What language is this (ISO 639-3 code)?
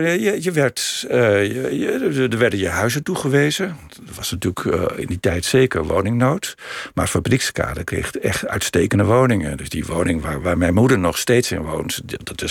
nld